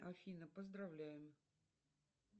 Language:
Russian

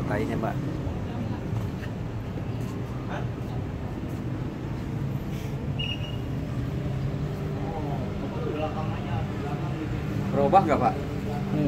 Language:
Indonesian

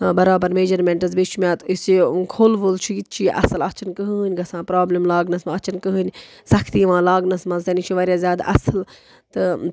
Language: Kashmiri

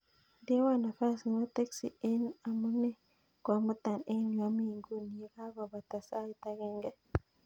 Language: Kalenjin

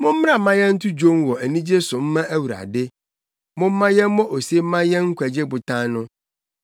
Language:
Akan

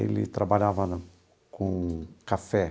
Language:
Portuguese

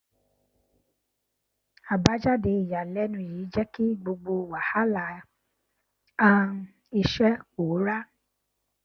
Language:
Yoruba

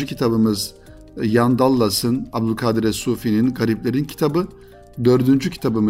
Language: Turkish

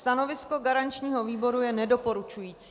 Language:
Czech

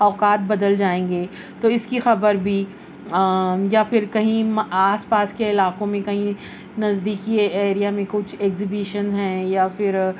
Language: Urdu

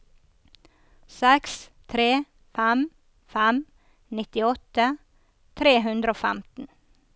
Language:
Norwegian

